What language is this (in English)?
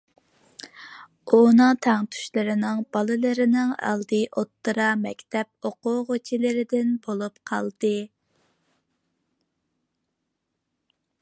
Uyghur